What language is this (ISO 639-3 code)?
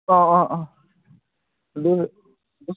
mni